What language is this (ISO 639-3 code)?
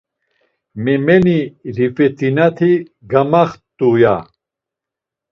lzz